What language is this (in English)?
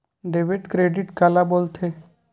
Chhattisgarhi